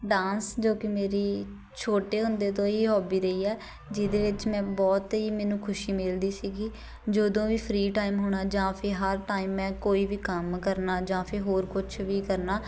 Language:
Punjabi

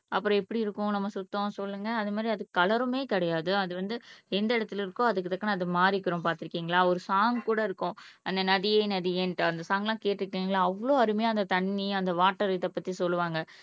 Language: Tamil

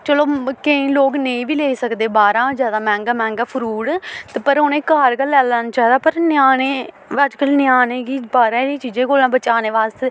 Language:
Dogri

